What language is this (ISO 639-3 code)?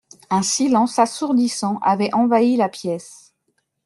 fra